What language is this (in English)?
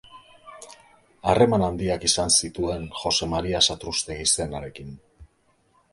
Basque